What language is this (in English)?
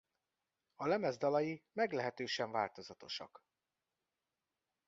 Hungarian